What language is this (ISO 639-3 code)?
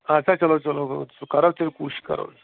kas